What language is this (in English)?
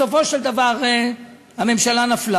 Hebrew